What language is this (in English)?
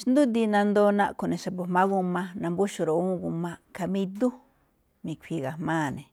Malinaltepec Me'phaa